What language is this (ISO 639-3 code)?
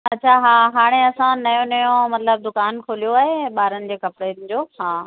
snd